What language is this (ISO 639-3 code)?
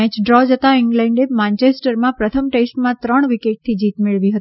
guj